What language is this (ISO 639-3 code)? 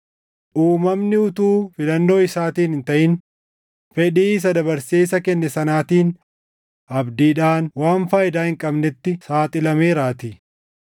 orm